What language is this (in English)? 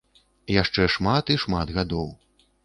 Belarusian